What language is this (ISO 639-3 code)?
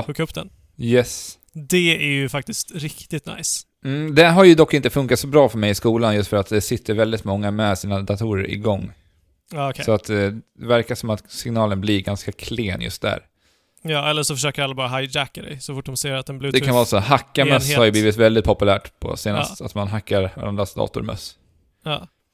swe